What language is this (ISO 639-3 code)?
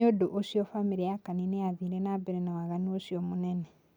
kik